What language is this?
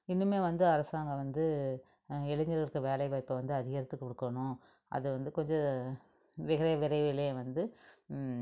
Tamil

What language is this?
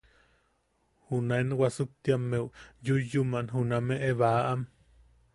Yaqui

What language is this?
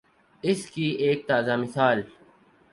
Urdu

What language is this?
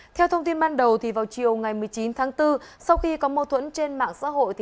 Vietnamese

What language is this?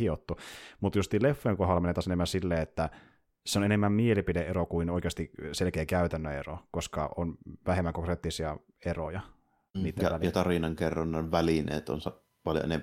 Finnish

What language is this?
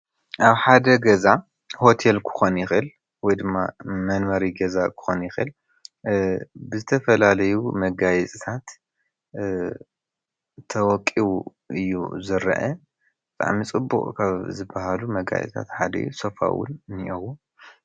Tigrinya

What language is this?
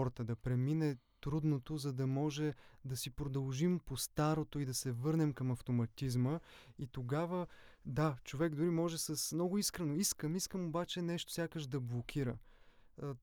Bulgarian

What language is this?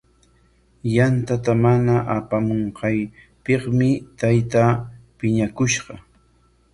Corongo Ancash Quechua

